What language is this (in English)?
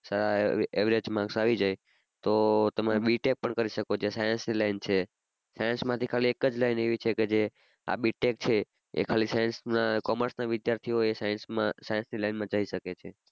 Gujarati